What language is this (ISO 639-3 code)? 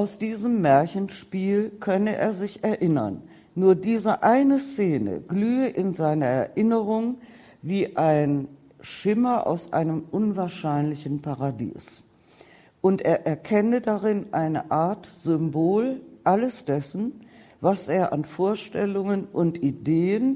deu